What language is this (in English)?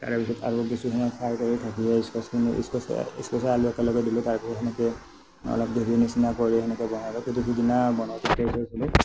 Assamese